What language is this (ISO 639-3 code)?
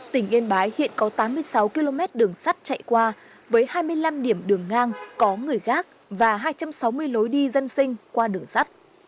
vie